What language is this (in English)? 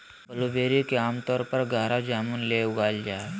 Magahi